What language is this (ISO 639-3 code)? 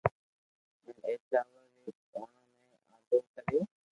lrk